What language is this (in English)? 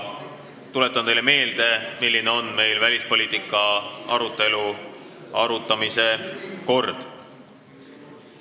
Estonian